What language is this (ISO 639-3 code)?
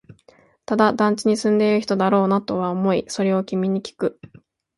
jpn